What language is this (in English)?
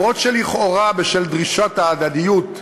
Hebrew